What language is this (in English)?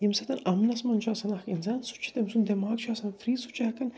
Kashmiri